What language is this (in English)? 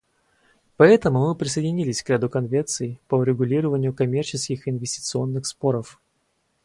Russian